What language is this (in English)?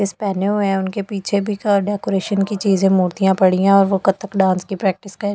Hindi